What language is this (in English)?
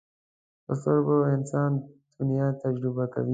Pashto